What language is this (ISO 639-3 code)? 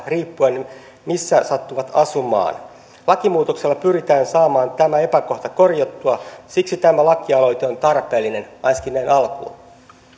fin